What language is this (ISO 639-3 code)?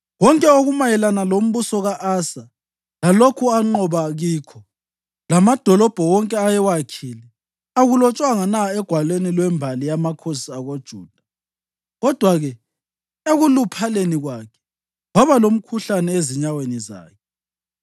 nde